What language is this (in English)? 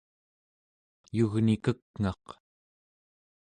Central Yupik